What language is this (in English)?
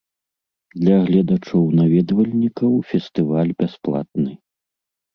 Belarusian